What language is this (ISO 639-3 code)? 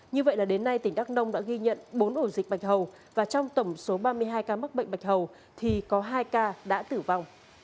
vie